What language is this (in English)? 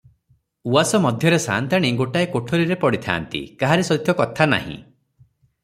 Odia